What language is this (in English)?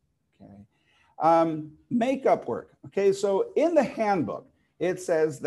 English